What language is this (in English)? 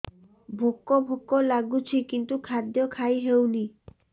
Odia